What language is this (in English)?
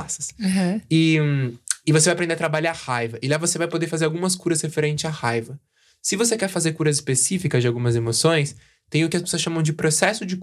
Portuguese